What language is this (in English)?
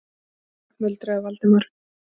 Icelandic